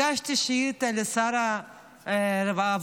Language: Hebrew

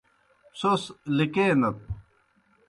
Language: Kohistani Shina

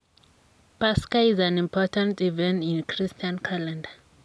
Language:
Kalenjin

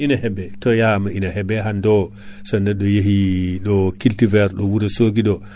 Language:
Fula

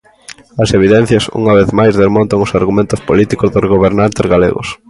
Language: Galician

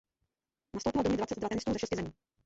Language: Czech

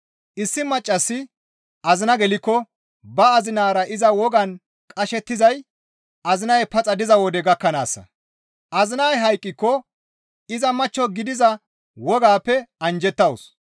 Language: Gamo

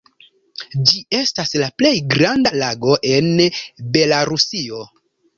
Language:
Esperanto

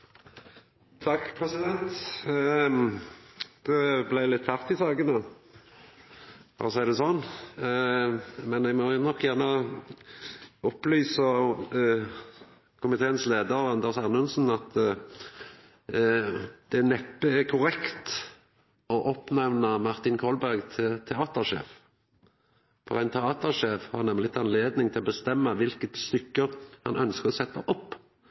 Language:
Norwegian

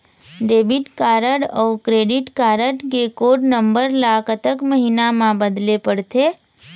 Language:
Chhattisgarhi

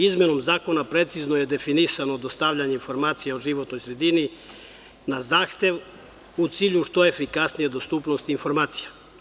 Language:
Serbian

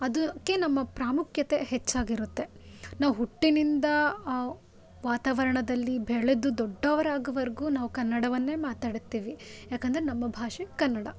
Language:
Kannada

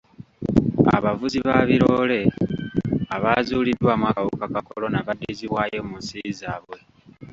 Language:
Ganda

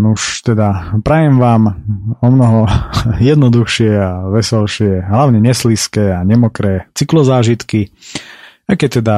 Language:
Slovak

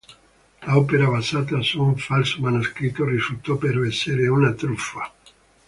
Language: Italian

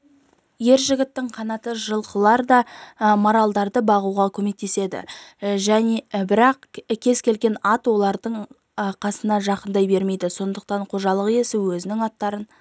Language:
Kazakh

